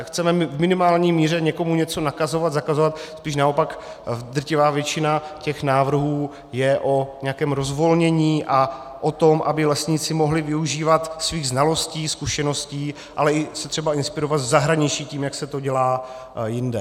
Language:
Czech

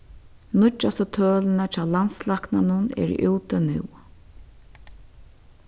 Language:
Faroese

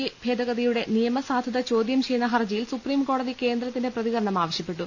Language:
Malayalam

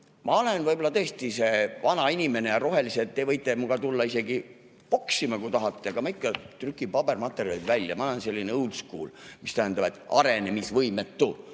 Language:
Estonian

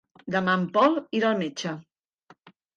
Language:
Catalan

